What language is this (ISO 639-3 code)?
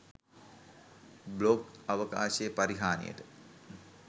sin